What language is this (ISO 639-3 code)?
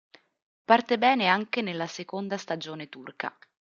ita